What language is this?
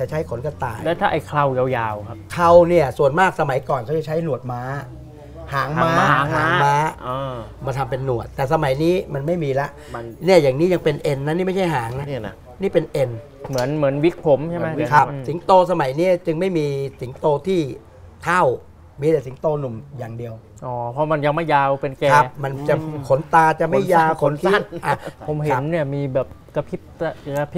Thai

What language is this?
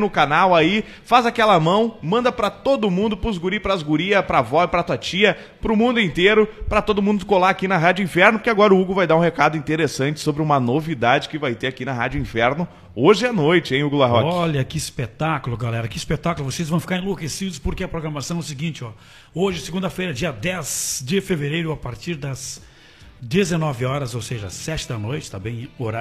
Portuguese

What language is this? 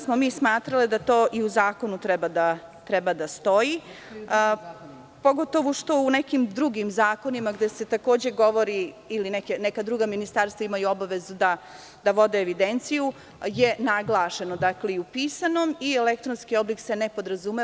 Serbian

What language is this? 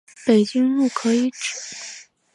Chinese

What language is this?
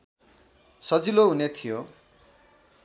Nepali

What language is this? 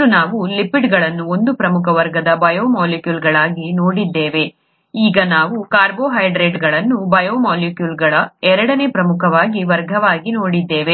Kannada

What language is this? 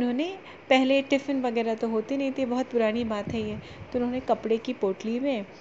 Hindi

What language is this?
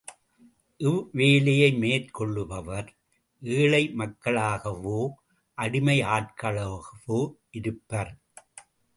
Tamil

